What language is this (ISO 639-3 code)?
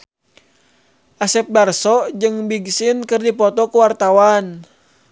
sun